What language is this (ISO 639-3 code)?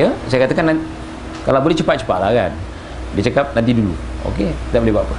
msa